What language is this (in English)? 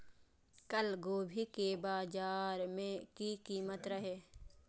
Maithili